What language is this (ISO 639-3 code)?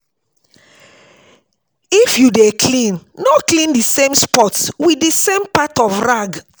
pcm